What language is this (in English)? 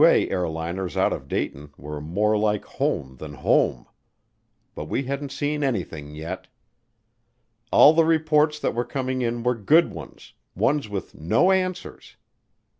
English